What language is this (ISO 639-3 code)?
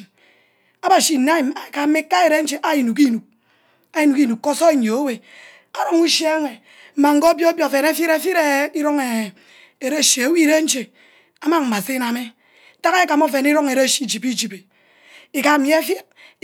byc